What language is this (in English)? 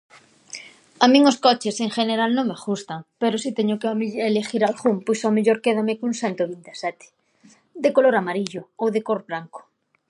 Galician